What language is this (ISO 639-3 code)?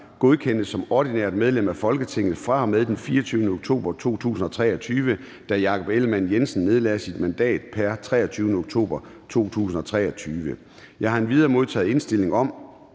dan